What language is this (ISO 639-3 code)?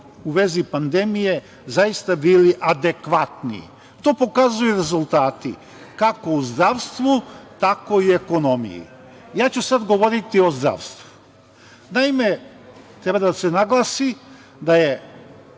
srp